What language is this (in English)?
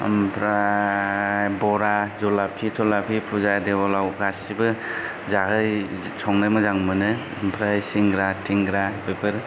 Bodo